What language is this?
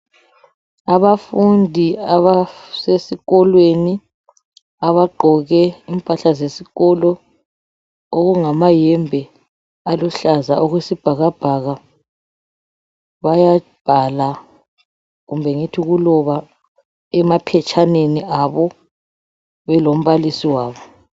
North Ndebele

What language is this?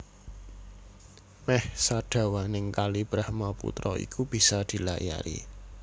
Javanese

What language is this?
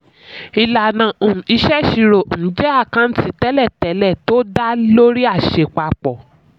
Yoruba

